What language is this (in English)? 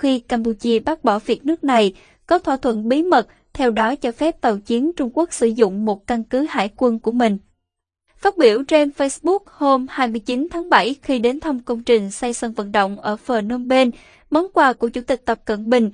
Vietnamese